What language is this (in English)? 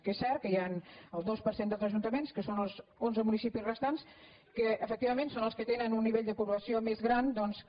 Catalan